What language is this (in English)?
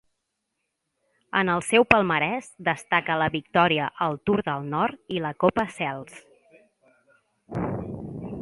Catalan